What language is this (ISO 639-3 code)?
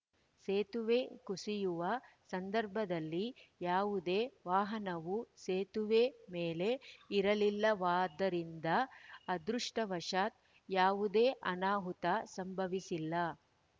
kan